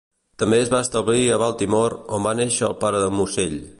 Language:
Catalan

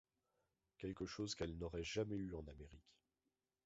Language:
French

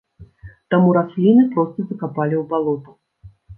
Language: Belarusian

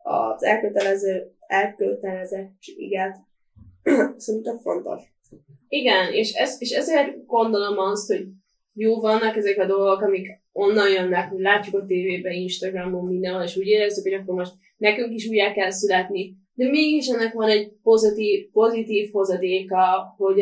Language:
Hungarian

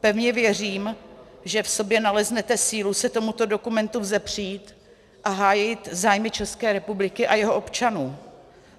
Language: Czech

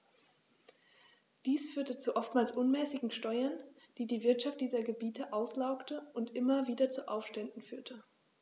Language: German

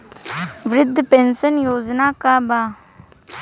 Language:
Bhojpuri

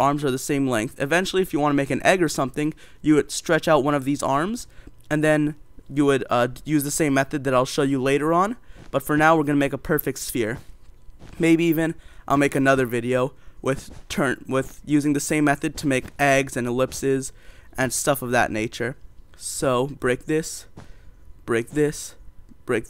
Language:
English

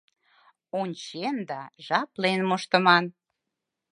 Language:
Mari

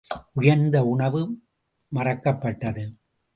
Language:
Tamil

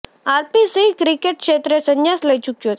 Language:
Gujarati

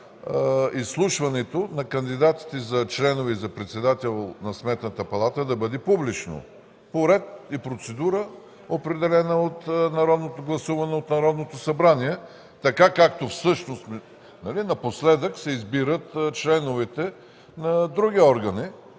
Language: Bulgarian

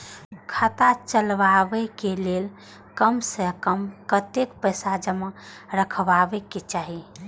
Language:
Maithili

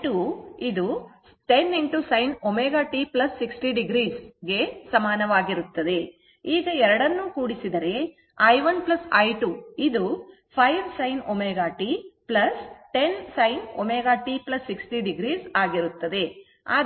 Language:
Kannada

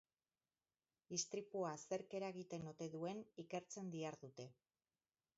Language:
Basque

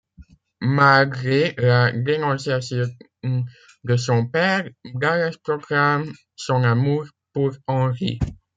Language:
French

